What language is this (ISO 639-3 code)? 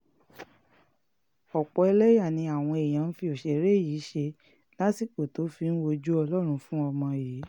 yor